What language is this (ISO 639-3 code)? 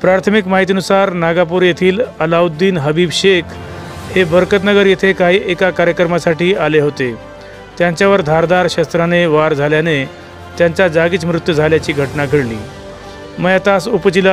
ara